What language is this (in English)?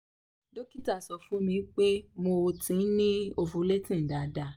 Yoruba